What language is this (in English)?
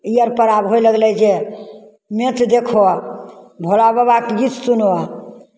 Maithili